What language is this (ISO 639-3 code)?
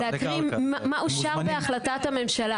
heb